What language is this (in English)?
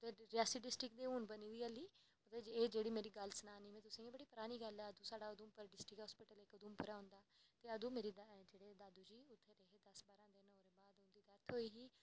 Dogri